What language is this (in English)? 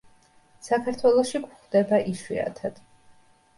Georgian